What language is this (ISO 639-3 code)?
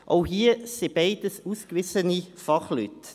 gsw